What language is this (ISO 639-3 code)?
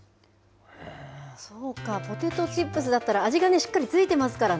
jpn